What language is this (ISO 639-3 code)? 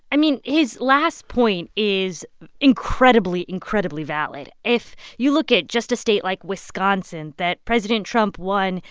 eng